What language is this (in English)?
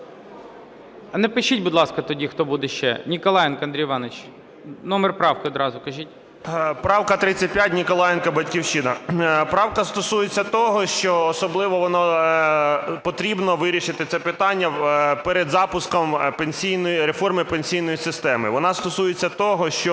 Ukrainian